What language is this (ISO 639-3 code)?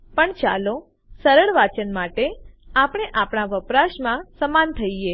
guj